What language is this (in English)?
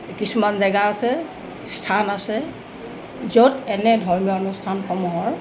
Assamese